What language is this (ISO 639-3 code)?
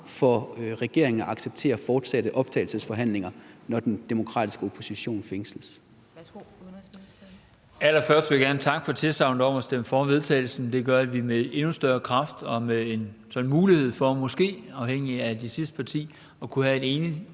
dan